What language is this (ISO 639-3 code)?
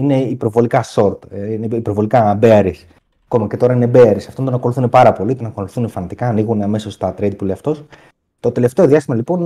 ell